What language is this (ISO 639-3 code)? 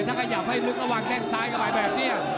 tha